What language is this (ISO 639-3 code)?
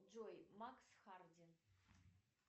rus